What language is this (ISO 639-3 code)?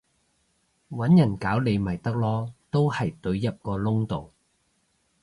yue